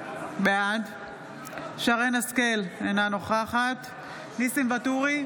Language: Hebrew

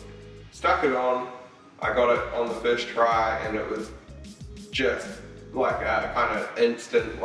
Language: English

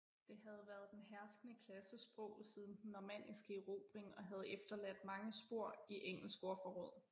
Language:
Danish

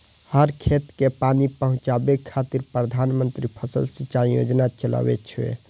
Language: Maithili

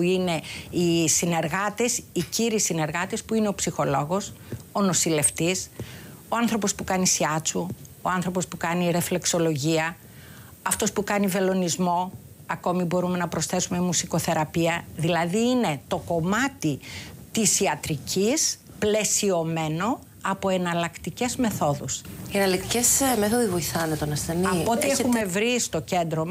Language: Greek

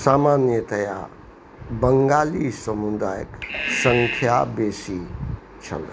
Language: Maithili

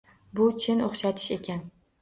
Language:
Uzbek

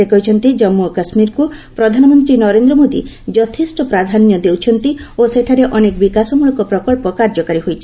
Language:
Odia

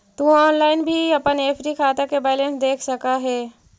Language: Magahi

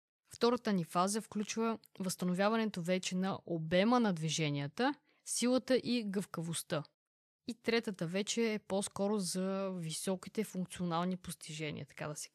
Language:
Bulgarian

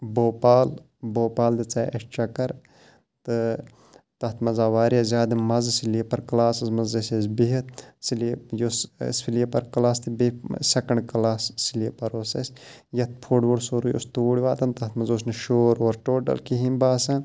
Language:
Kashmiri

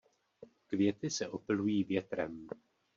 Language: Czech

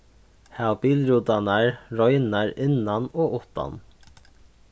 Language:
Faroese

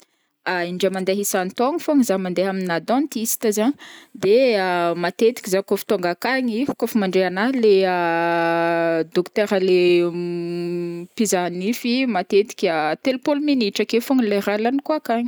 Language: Northern Betsimisaraka Malagasy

